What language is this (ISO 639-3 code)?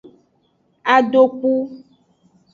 ajg